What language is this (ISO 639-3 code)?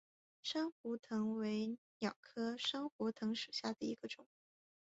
zho